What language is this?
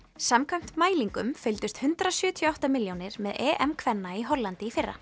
Icelandic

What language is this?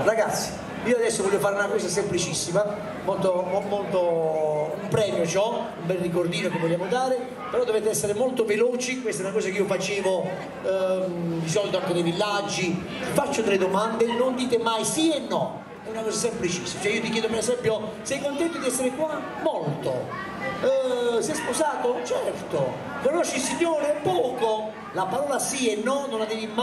Italian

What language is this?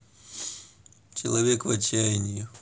Russian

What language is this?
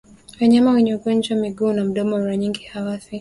Swahili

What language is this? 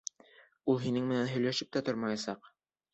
Bashkir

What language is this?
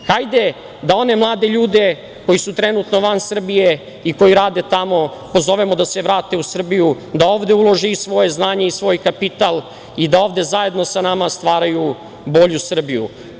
Serbian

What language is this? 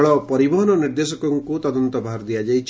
Odia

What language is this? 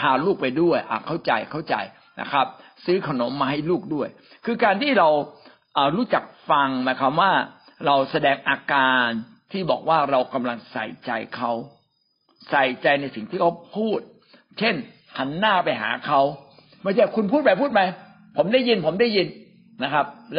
Thai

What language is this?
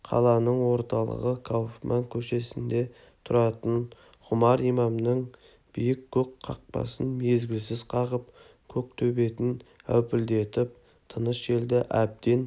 Kazakh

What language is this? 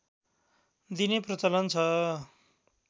Nepali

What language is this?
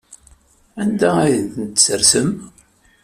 Kabyle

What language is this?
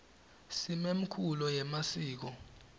Swati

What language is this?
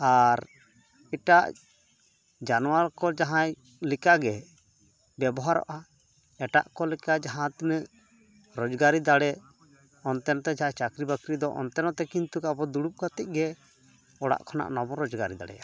Santali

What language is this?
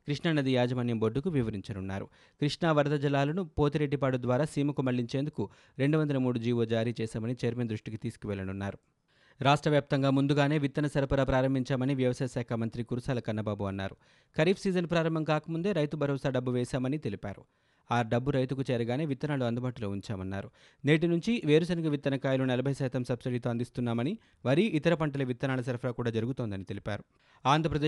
Telugu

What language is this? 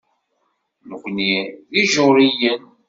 Kabyle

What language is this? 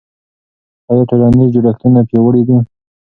Pashto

